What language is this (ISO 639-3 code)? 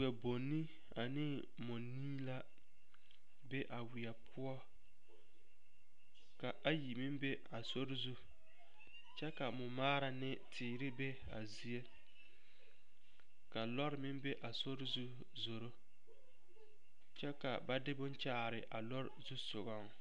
dga